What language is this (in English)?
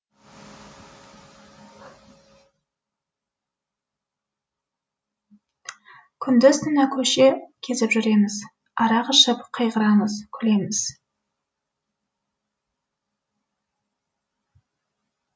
Kazakh